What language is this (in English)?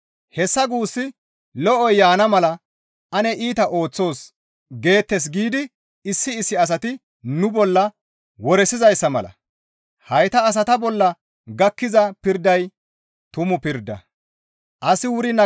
Gamo